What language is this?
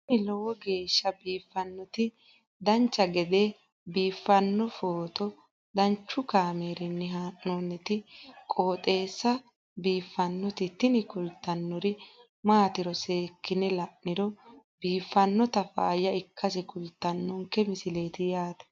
Sidamo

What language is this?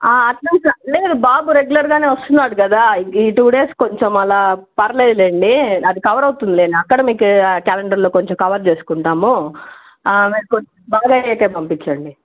Telugu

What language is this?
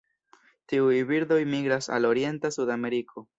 Esperanto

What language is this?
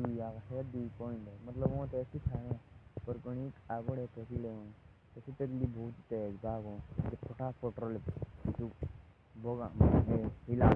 Jaunsari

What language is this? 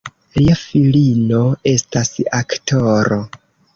Esperanto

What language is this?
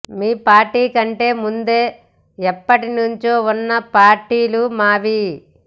Telugu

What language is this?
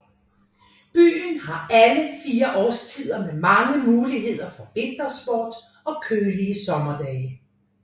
Danish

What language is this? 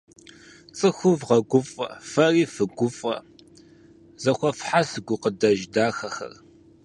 Kabardian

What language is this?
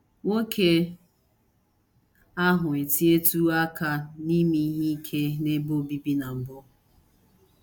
Igbo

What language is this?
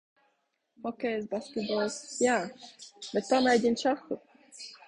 Latvian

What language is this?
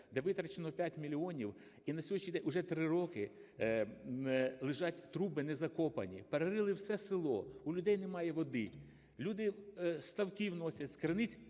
Ukrainian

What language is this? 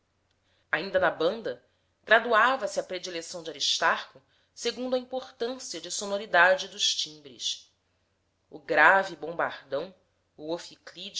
Portuguese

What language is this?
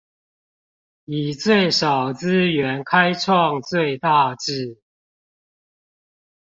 Chinese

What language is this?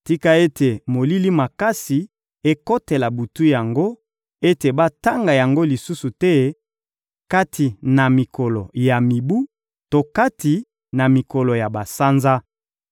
Lingala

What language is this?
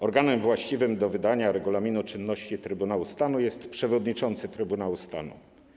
Polish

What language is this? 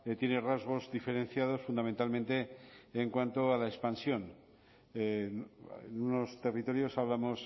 Spanish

